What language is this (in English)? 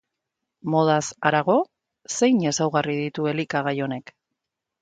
Basque